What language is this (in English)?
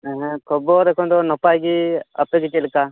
Santali